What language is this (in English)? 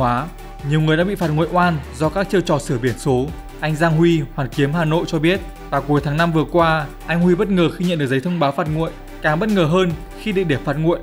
Vietnamese